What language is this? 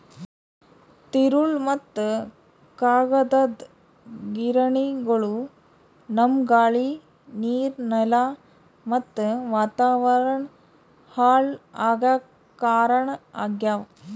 Kannada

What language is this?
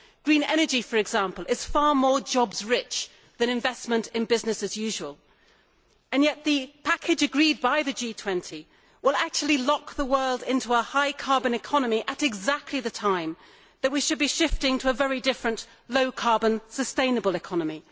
English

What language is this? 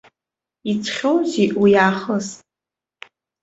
Abkhazian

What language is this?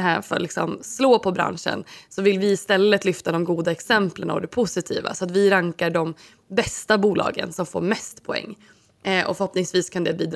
Swedish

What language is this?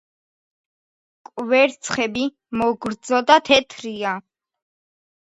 Georgian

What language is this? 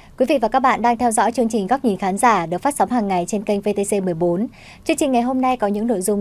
Vietnamese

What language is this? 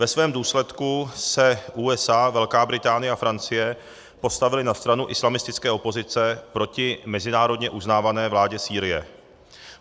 Czech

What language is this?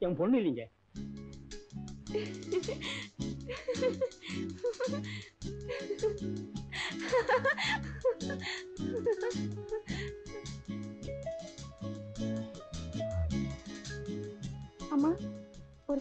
Tamil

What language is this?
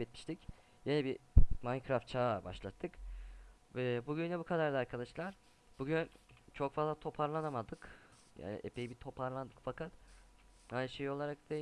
Turkish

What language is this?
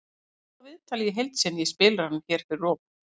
Icelandic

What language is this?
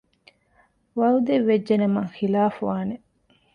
Divehi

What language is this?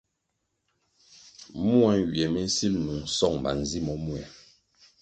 Kwasio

